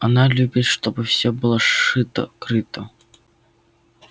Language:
Russian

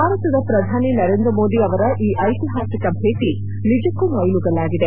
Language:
Kannada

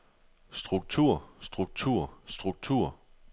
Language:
Danish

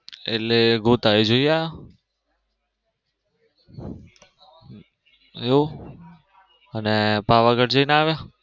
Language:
Gujarati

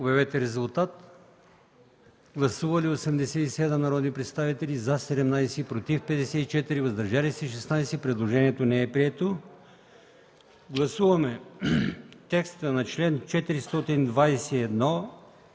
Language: Bulgarian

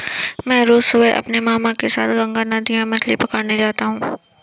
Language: Hindi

